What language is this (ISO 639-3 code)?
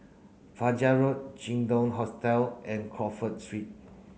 eng